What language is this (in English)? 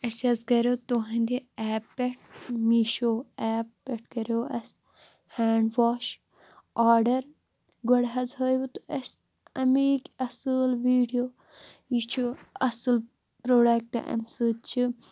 Kashmiri